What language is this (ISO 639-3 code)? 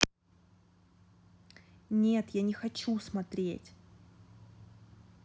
rus